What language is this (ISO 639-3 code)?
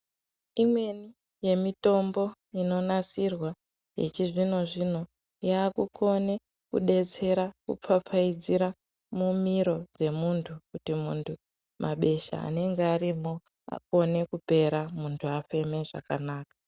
ndc